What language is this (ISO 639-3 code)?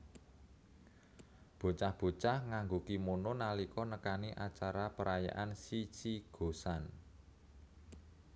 jav